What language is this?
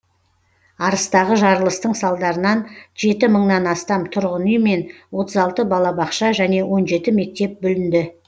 Kazakh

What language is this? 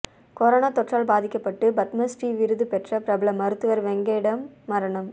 Tamil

